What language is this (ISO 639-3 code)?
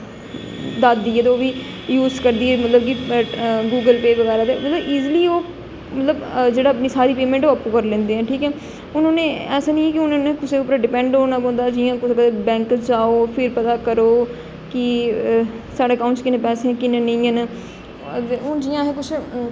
doi